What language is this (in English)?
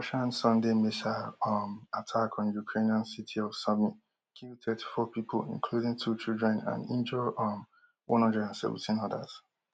Nigerian Pidgin